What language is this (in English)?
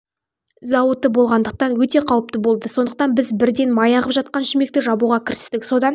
Kazakh